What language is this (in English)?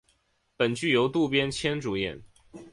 Chinese